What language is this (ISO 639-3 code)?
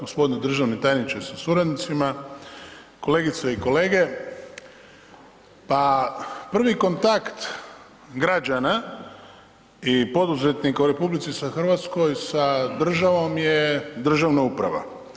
hrv